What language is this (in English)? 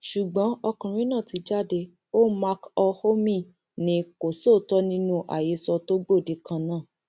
Yoruba